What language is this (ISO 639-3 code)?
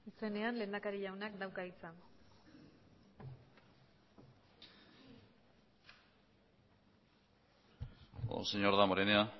eus